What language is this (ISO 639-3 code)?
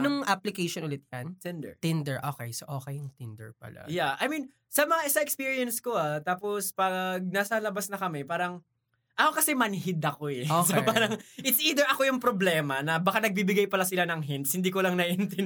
fil